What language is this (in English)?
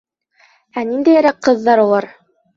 Bashkir